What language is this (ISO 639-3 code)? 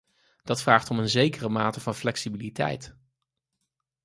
nld